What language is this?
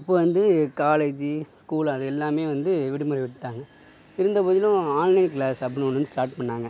Tamil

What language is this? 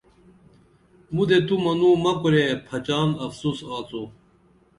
Dameli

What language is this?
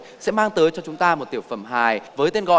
Vietnamese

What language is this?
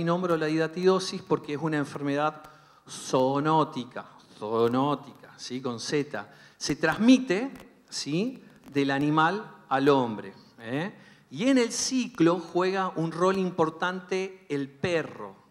Spanish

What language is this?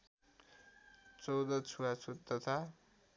Nepali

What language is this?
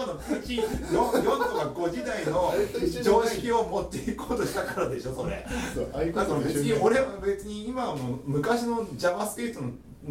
Japanese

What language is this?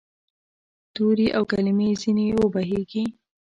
Pashto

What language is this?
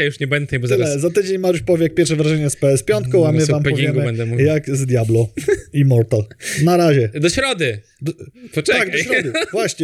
Polish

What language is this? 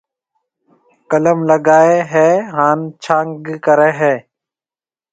Marwari (Pakistan)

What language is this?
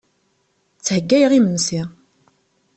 Kabyle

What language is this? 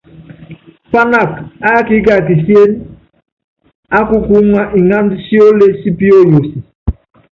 Yangben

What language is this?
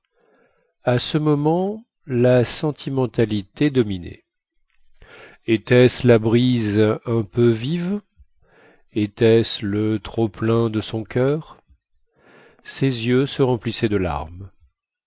French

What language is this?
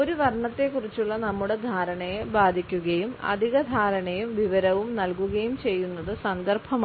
Malayalam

